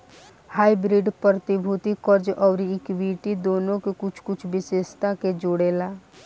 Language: Bhojpuri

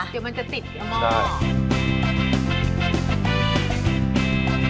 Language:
Thai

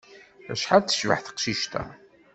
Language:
Kabyle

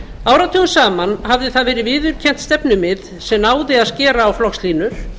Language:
Icelandic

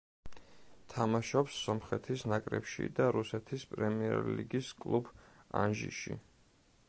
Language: Georgian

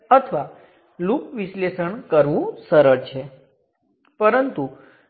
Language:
Gujarati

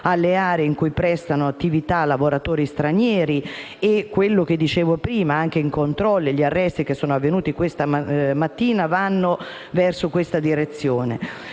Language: Italian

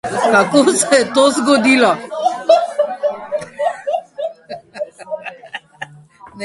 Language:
Slovenian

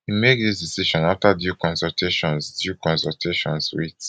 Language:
Nigerian Pidgin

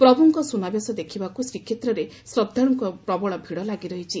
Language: Odia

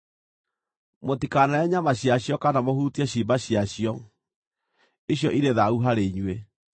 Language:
Kikuyu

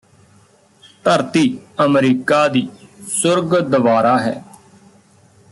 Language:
Punjabi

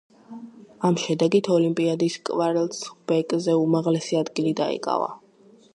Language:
Georgian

